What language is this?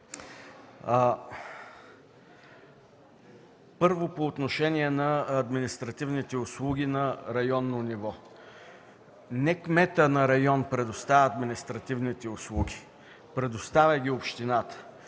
Bulgarian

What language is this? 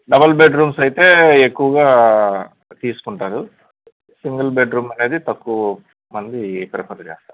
Telugu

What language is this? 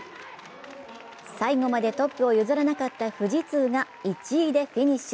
Japanese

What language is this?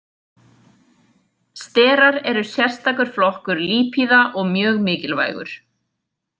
Icelandic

